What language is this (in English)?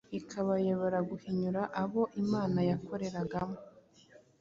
Kinyarwanda